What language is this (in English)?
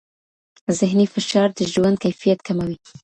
Pashto